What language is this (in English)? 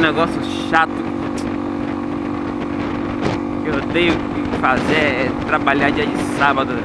Portuguese